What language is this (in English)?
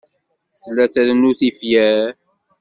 Kabyle